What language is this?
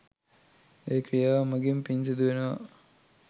Sinhala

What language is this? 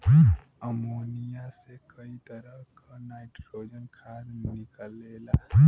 Bhojpuri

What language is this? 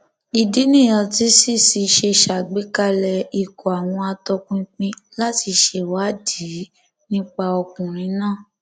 Yoruba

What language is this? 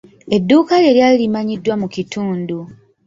Ganda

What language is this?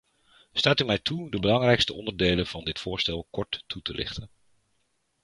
Dutch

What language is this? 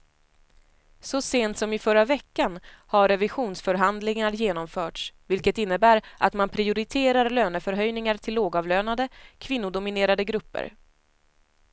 Swedish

